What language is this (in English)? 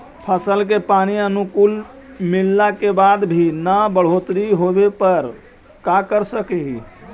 Magahi